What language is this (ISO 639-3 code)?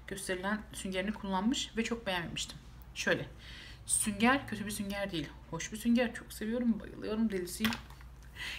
tur